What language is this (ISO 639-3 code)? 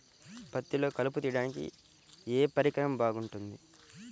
tel